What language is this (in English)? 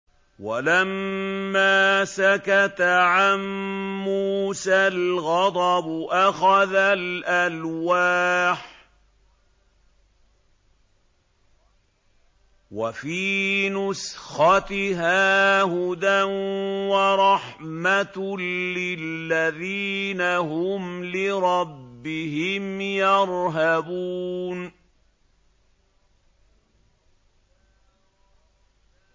Arabic